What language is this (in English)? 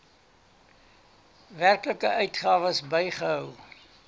Afrikaans